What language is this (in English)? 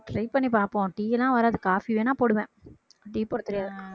Tamil